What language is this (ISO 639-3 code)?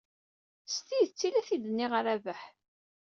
kab